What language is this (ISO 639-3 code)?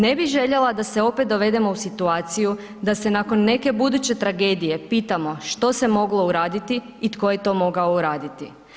hrv